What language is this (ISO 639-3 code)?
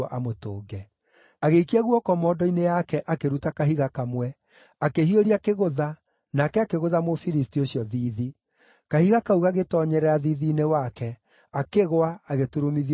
kik